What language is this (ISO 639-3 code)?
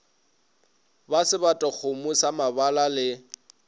nso